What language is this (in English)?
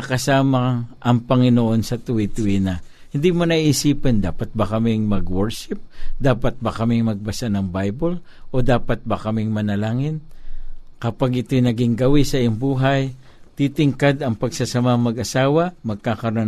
Filipino